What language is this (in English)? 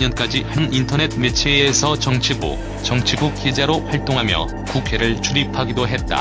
Korean